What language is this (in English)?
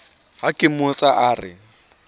Southern Sotho